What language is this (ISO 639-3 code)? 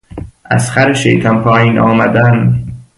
fas